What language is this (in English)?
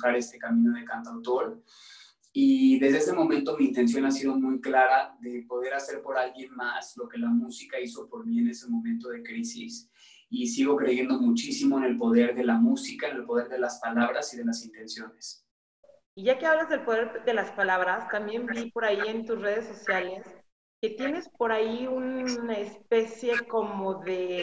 Spanish